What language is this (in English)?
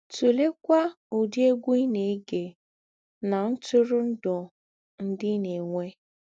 Igbo